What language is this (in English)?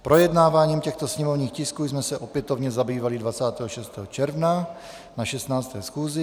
Czech